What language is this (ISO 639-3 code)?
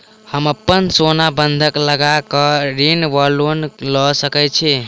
mai